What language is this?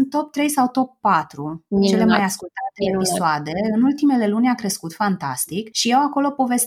Romanian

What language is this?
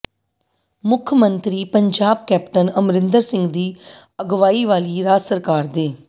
Punjabi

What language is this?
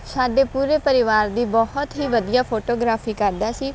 Punjabi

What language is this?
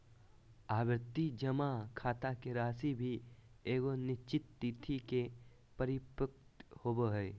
Magahi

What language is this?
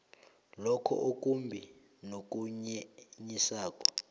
South Ndebele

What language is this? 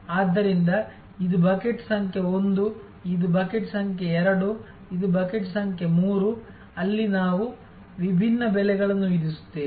Kannada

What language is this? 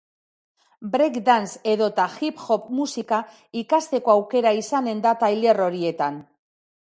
Basque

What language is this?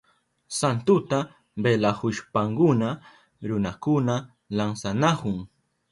Southern Pastaza Quechua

